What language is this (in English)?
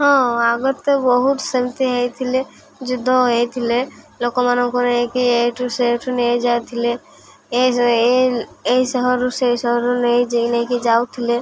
Odia